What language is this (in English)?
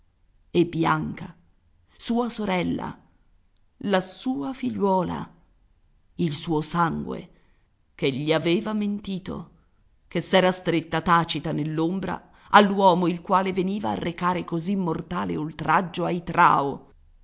Italian